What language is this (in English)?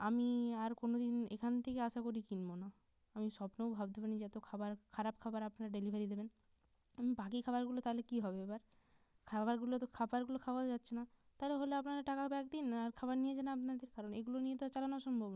Bangla